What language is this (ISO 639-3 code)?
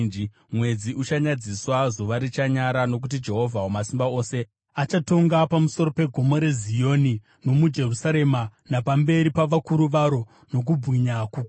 sna